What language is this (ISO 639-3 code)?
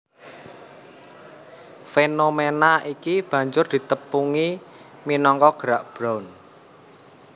jav